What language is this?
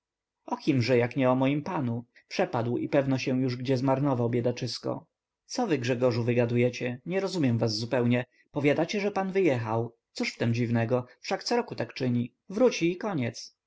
Polish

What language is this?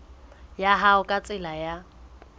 Southern Sotho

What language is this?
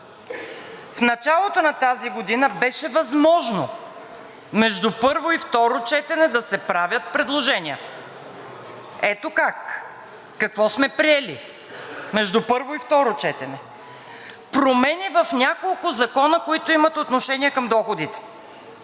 Bulgarian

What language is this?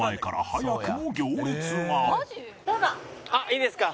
Japanese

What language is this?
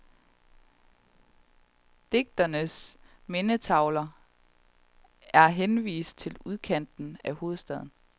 Danish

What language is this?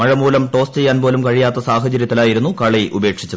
Malayalam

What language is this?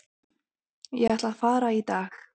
Icelandic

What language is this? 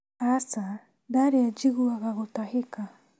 Kikuyu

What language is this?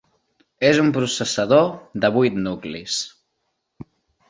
Catalan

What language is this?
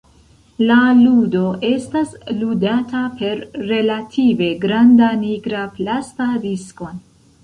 Esperanto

